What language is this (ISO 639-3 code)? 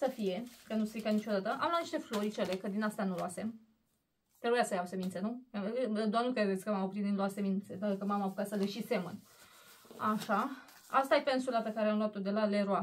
ron